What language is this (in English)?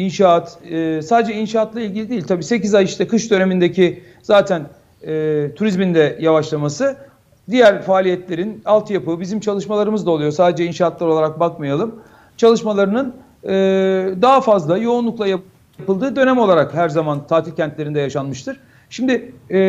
Turkish